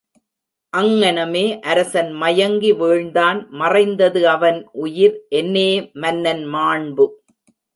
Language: Tamil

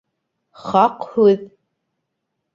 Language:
Bashkir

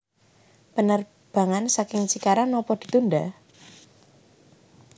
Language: Javanese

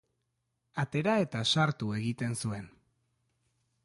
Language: Basque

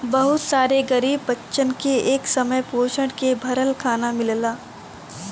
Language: Bhojpuri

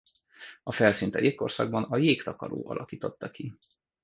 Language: Hungarian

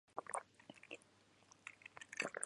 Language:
Japanese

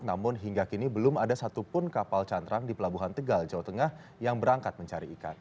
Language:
Indonesian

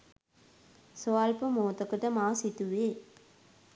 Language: Sinhala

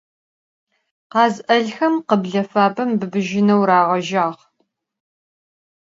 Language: Adyghe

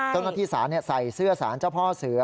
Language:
Thai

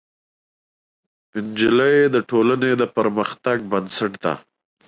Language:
Pashto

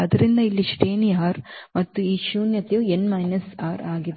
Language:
Kannada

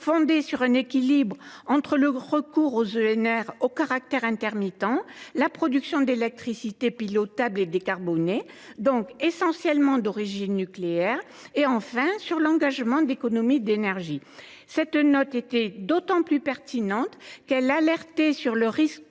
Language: French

